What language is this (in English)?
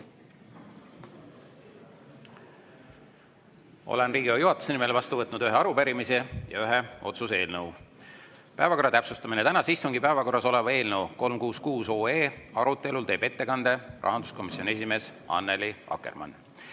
Estonian